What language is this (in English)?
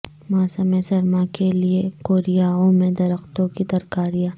Urdu